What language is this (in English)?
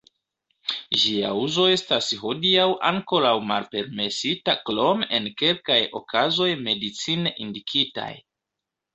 Esperanto